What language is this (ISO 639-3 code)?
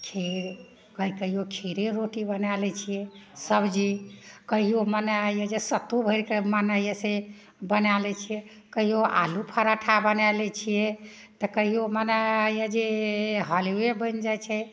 mai